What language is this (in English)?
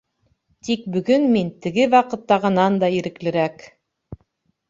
Bashkir